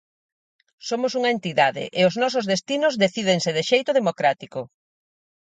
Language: Galician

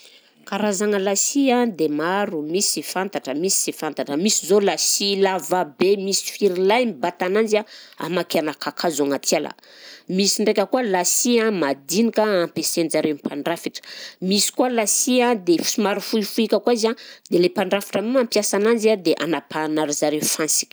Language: Southern Betsimisaraka Malagasy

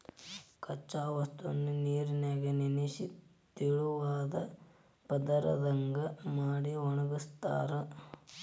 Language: Kannada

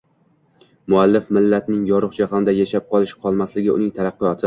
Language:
Uzbek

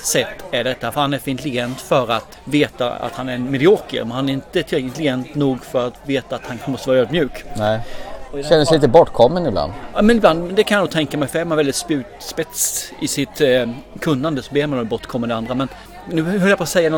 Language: Swedish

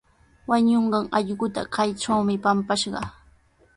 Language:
Sihuas Ancash Quechua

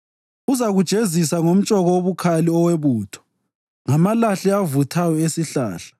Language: North Ndebele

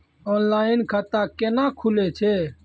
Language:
Maithili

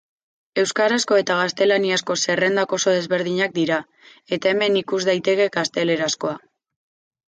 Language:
Basque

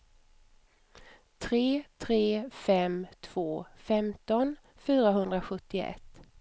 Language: Swedish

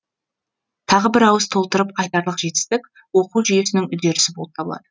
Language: Kazakh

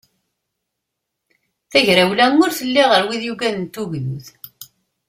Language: Kabyle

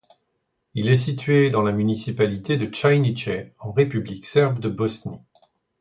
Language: French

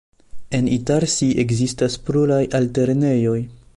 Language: Esperanto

